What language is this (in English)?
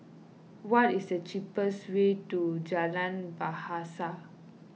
English